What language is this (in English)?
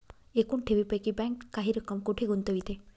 Marathi